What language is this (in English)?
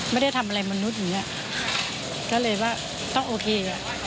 Thai